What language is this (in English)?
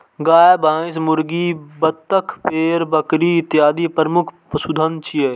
Maithili